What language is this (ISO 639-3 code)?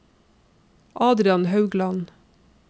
nor